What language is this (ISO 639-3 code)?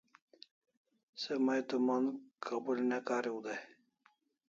kls